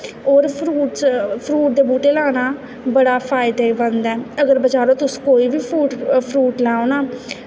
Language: Dogri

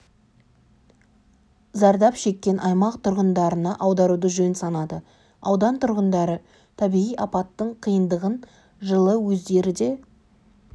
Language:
Kazakh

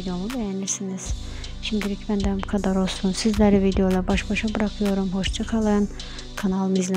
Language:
Turkish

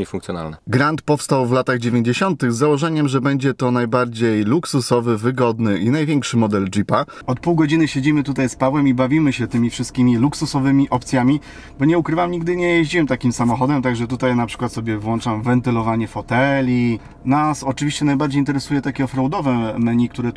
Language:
Polish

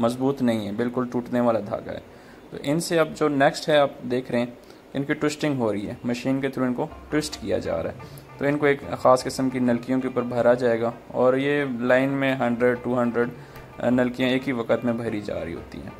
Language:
Hindi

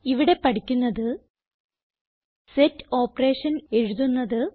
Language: Malayalam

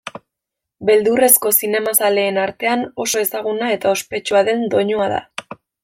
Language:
Basque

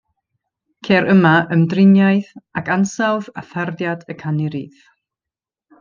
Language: Welsh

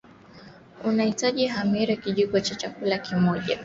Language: Swahili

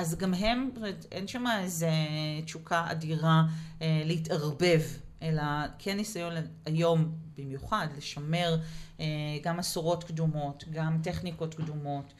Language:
Hebrew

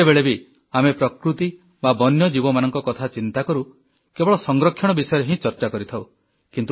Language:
Odia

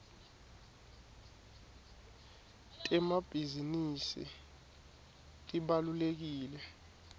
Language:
Swati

